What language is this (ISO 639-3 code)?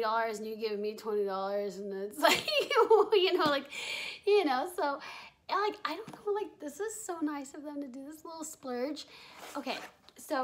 eng